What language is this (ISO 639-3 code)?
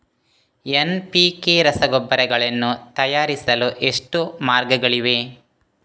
kan